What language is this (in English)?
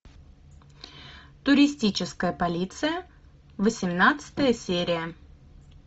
Russian